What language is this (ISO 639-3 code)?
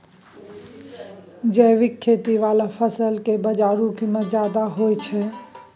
mai